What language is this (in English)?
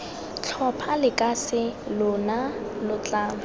Tswana